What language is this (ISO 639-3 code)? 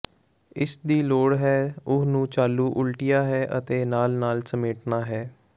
pan